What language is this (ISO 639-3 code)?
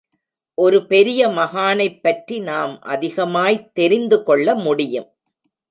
tam